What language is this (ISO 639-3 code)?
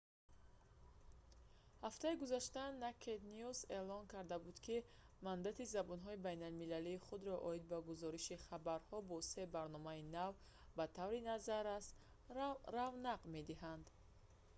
tgk